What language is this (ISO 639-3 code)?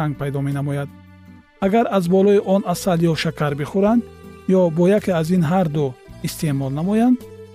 fas